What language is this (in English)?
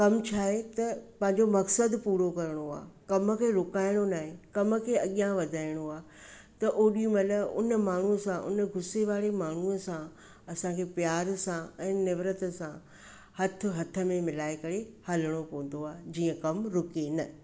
Sindhi